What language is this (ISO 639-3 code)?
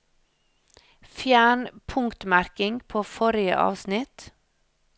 nor